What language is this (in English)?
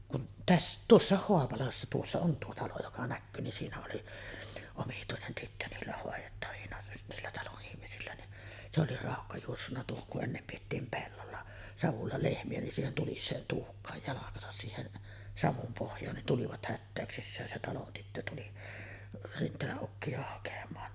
Finnish